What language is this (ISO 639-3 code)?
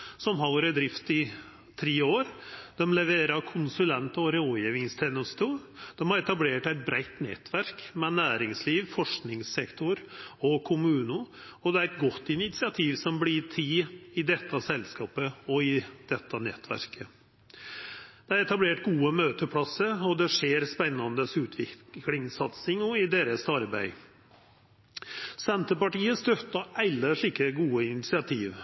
nno